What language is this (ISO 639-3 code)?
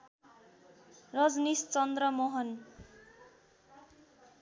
nep